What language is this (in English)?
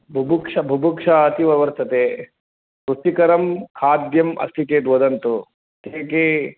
Sanskrit